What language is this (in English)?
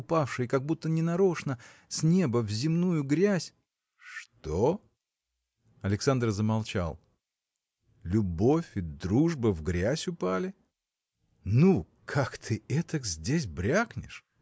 Russian